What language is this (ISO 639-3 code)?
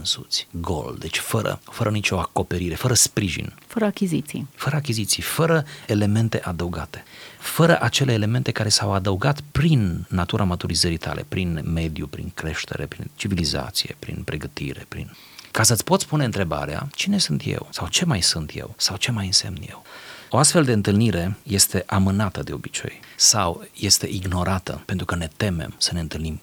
ron